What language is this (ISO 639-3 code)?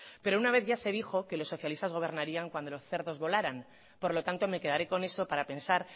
spa